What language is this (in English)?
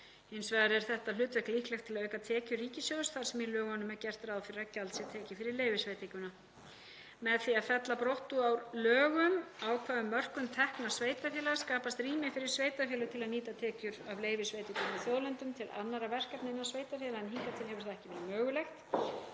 Icelandic